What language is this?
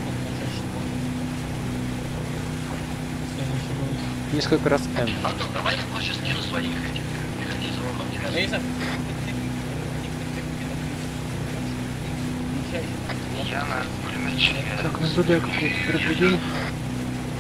Russian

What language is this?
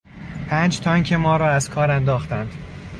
Persian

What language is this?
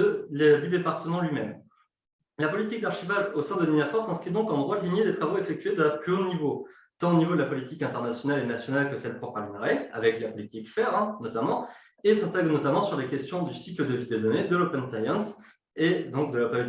French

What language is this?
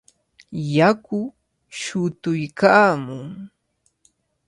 Cajatambo North Lima Quechua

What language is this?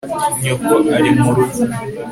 Kinyarwanda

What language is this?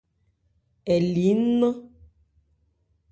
Ebrié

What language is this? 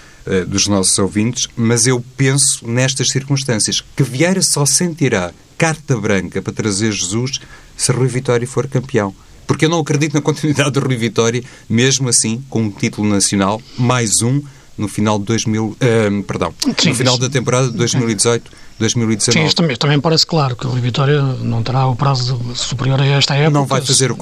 Portuguese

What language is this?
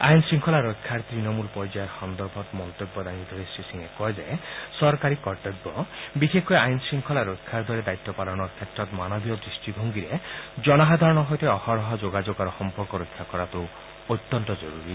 Assamese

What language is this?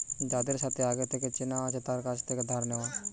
Bangla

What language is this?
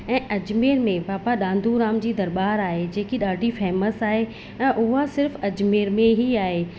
Sindhi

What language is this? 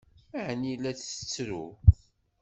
Kabyle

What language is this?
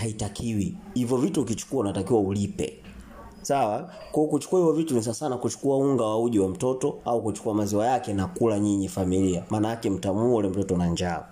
Swahili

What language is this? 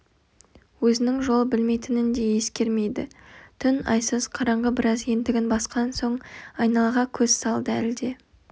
Kazakh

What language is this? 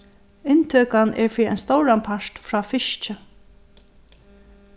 Faroese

